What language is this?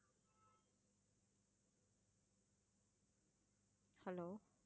Tamil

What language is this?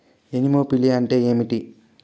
Telugu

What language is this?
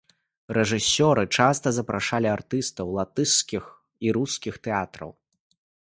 Belarusian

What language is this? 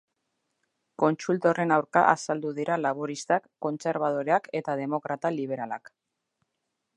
Basque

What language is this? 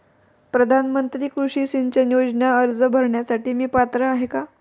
Marathi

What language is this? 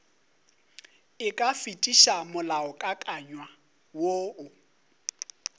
Northern Sotho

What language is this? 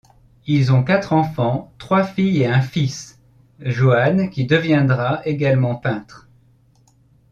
French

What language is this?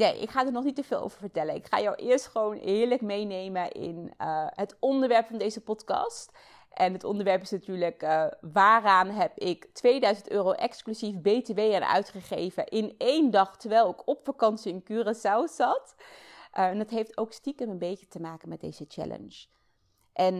Dutch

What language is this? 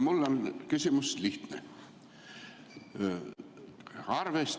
Estonian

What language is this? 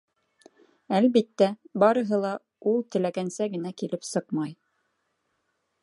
Bashkir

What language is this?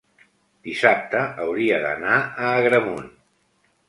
Catalan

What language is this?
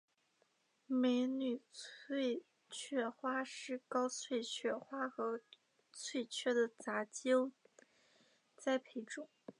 Chinese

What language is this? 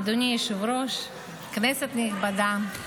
Hebrew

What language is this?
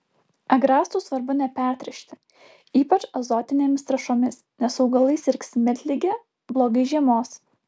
Lithuanian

